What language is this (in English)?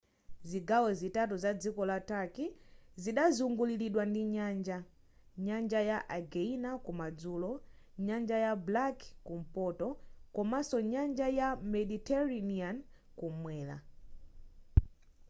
Nyanja